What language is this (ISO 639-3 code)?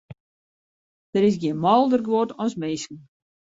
fry